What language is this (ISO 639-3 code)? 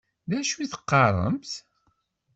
kab